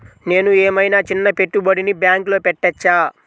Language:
Telugu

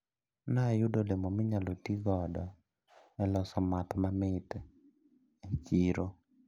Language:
Luo (Kenya and Tanzania)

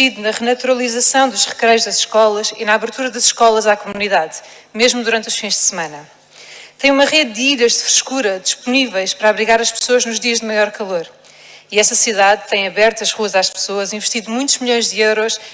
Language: Portuguese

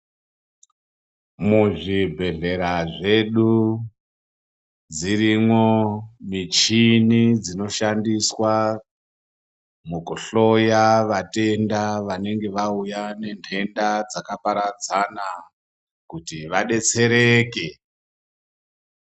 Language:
Ndau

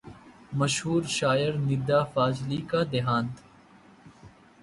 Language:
Hindi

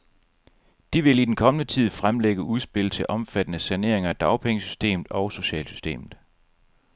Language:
Danish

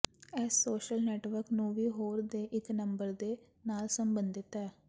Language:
Punjabi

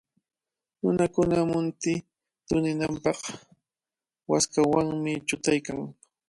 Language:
Cajatambo North Lima Quechua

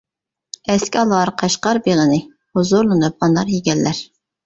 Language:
Uyghur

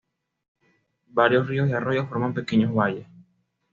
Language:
Spanish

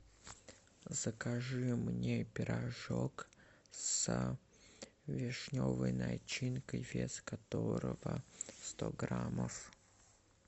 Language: Russian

